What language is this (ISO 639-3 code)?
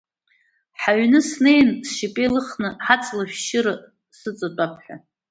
abk